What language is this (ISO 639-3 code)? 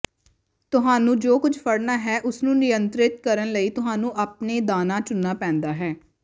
pan